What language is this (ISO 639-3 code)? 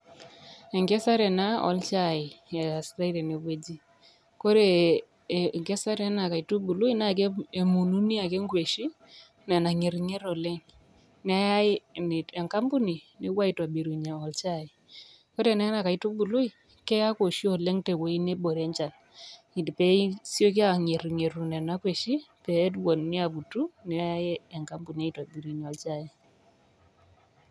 mas